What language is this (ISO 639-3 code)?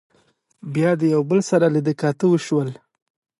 pus